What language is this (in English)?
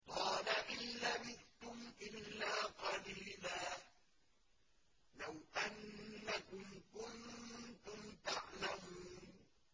Arabic